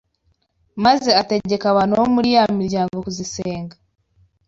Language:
Kinyarwanda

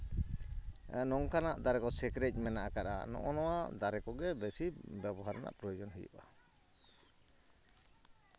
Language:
Santali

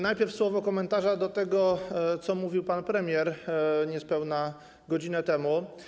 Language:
Polish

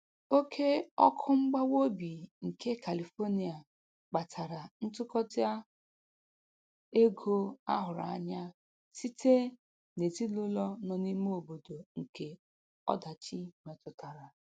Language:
Igbo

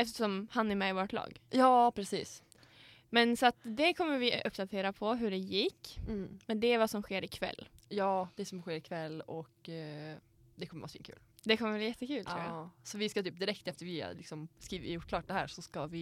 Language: Swedish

